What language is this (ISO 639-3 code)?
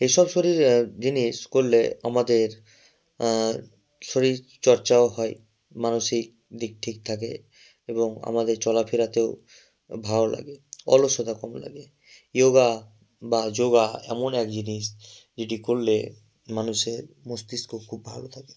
ben